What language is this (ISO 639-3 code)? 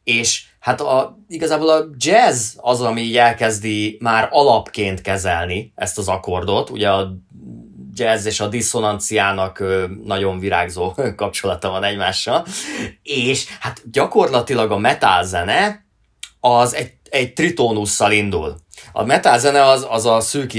hun